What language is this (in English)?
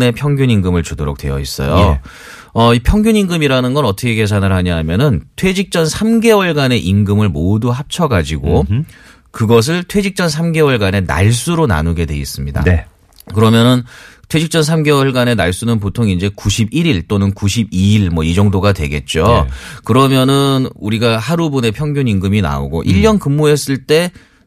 Korean